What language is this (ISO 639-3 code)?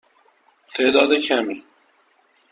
fas